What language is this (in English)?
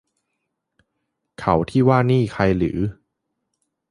Thai